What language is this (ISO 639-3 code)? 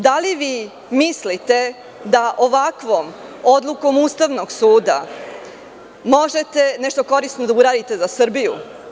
srp